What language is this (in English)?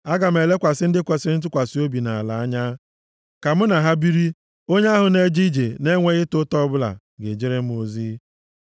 Igbo